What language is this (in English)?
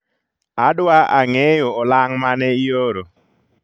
Luo (Kenya and Tanzania)